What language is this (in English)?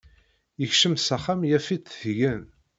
Kabyle